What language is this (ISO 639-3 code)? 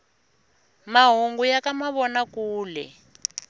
tso